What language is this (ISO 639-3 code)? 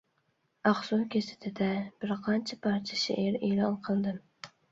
uig